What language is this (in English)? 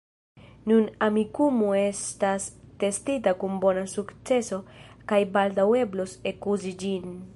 Esperanto